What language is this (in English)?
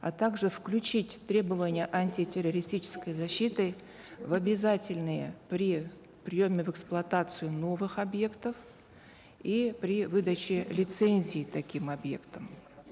Kazakh